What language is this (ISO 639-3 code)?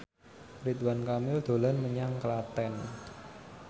jav